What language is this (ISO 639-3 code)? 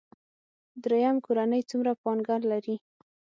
pus